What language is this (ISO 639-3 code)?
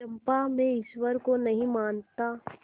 hin